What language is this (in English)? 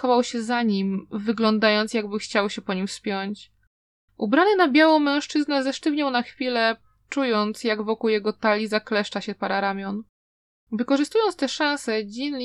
Polish